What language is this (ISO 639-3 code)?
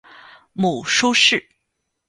zho